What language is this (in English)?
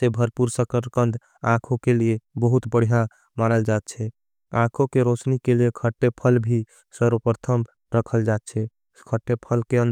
Angika